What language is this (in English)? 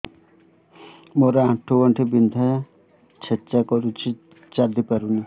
Odia